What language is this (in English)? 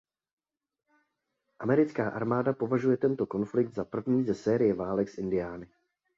Czech